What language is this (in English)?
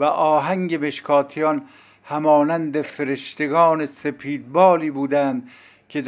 Persian